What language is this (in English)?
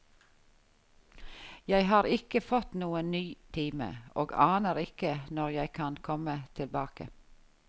Norwegian